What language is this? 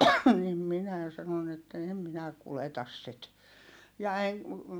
Finnish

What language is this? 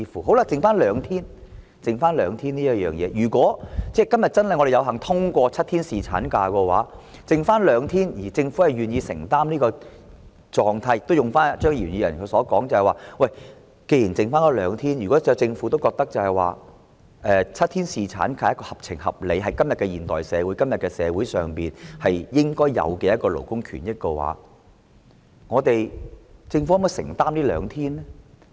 Cantonese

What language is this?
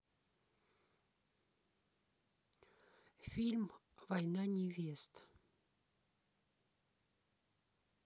Russian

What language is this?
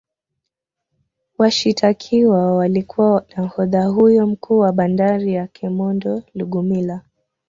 Swahili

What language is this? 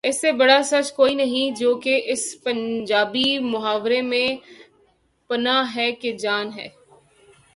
Urdu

